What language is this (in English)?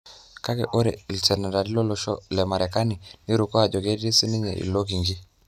Masai